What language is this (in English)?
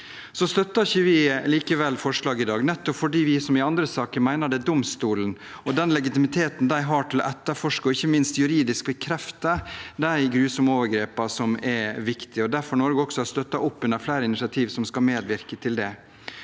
Norwegian